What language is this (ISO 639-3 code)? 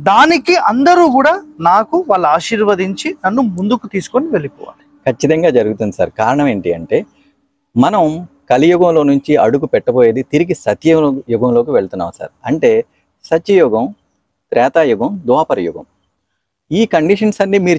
tel